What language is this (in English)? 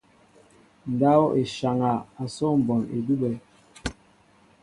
Mbo (Cameroon)